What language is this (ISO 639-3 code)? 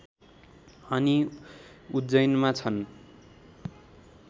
nep